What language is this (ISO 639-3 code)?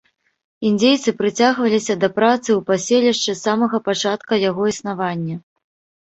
bel